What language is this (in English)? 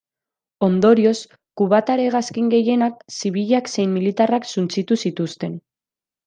Basque